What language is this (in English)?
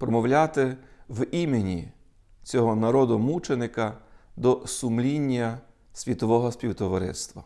Ukrainian